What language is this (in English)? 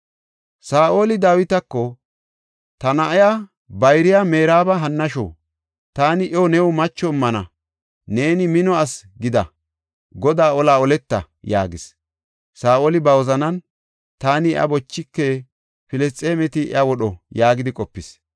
Gofa